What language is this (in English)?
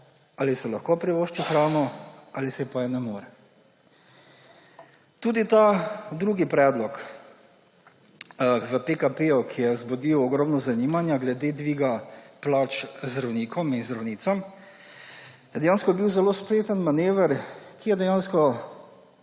Slovenian